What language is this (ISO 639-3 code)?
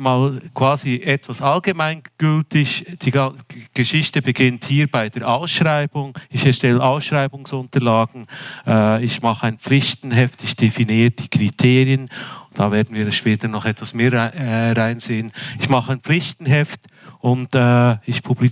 deu